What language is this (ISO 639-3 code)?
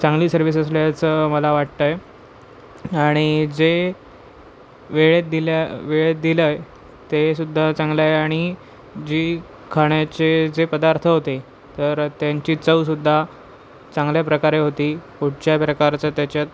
mar